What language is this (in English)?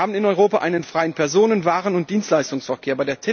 German